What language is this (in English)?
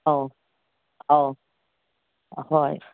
Manipuri